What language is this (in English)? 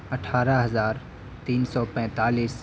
Urdu